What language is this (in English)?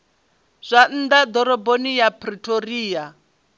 Venda